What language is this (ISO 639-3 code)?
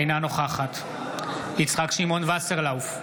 heb